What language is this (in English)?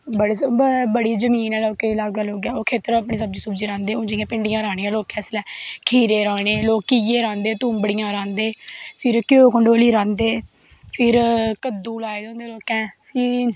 Dogri